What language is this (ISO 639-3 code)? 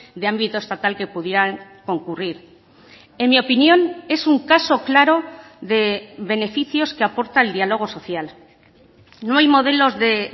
spa